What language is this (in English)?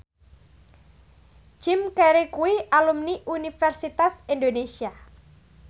Javanese